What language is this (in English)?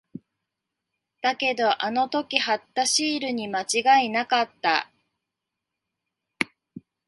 Japanese